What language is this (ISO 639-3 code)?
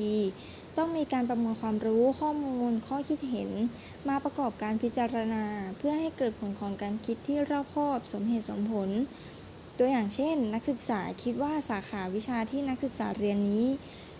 tha